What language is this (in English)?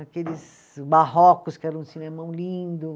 Portuguese